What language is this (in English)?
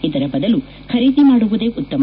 Kannada